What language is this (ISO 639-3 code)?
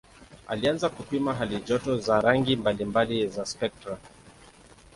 swa